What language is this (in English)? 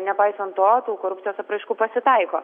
Lithuanian